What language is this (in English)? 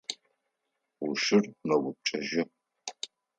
Adyghe